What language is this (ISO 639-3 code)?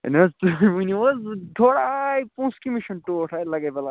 kas